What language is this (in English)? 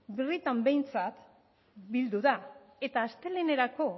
Basque